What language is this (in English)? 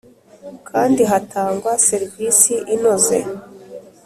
Kinyarwanda